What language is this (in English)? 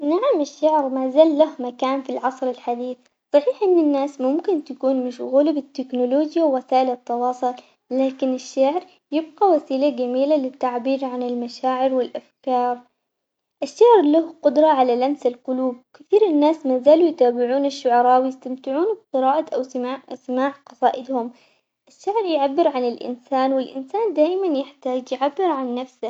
Omani Arabic